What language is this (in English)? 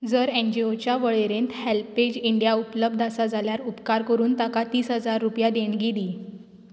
Konkani